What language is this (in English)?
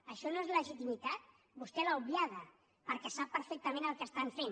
Catalan